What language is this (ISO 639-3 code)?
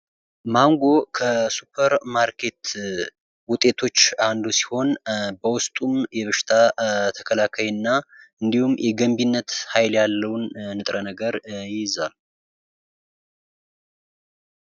amh